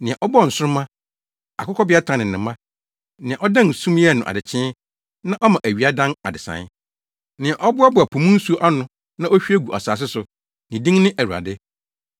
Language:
Akan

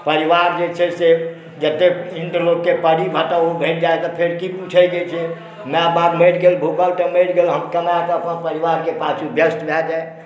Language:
Maithili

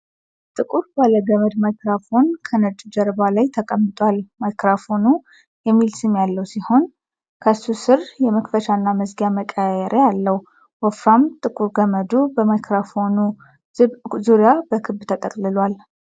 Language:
Amharic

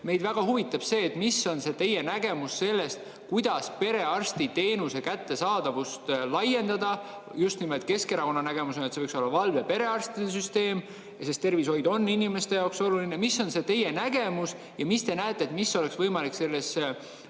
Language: Estonian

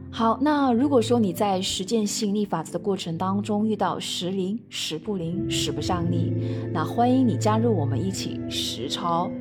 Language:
Chinese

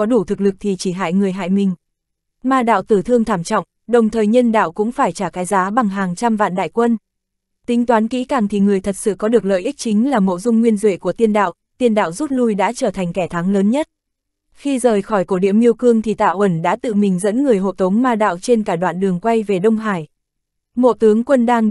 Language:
Vietnamese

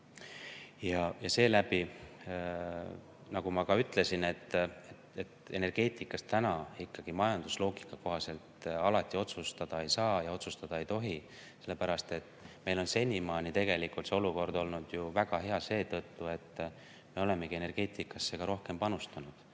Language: Estonian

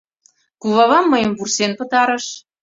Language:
Mari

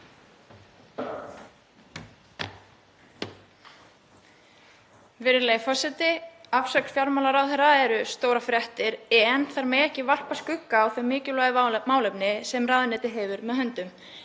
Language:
Icelandic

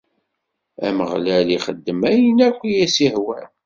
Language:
Kabyle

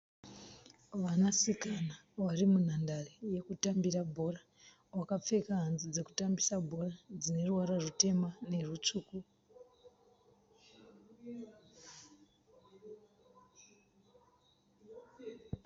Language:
Shona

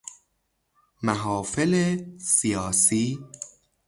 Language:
Persian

